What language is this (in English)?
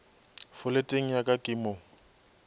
Northern Sotho